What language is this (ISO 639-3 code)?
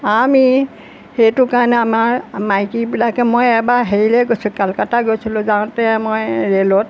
asm